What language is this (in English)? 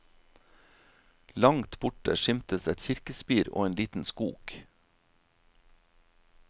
Norwegian